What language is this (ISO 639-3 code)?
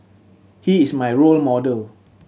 eng